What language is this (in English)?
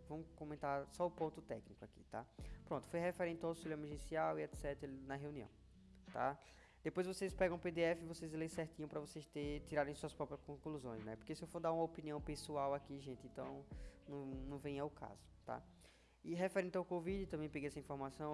Portuguese